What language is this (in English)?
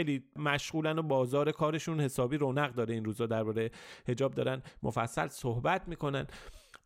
Persian